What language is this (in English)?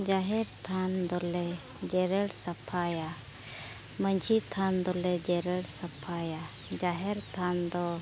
Santali